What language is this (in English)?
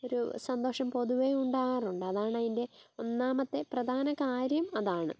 Malayalam